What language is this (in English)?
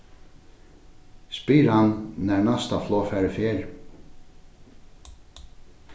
Faroese